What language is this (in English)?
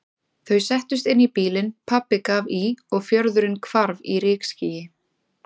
Icelandic